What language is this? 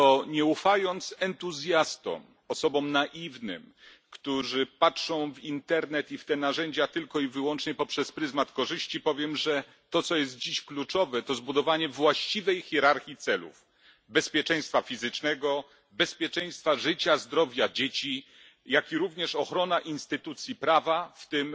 Polish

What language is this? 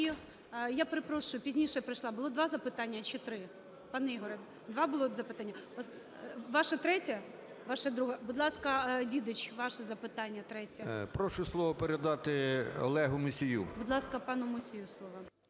Ukrainian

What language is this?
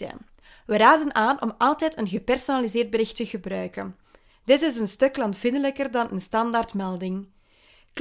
Dutch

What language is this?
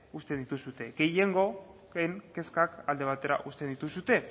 Basque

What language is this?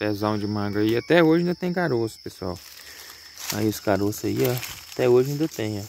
Portuguese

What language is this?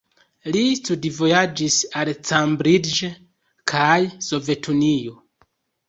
Esperanto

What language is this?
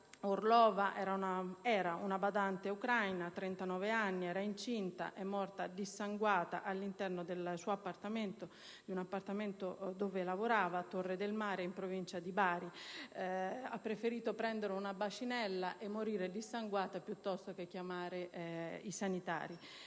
Italian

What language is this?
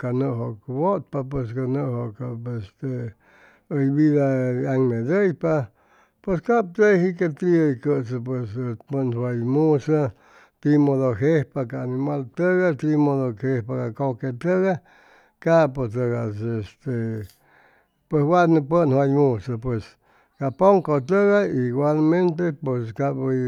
Chimalapa Zoque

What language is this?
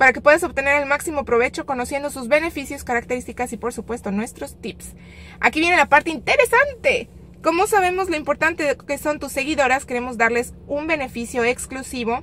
Spanish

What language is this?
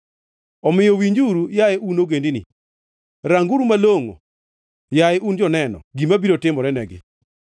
Luo (Kenya and Tanzania)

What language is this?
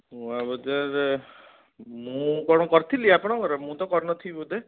Odia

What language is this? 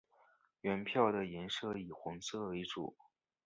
Chinese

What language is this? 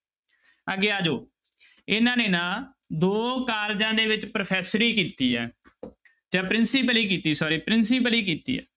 Punjabi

